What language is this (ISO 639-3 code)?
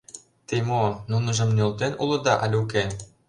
chm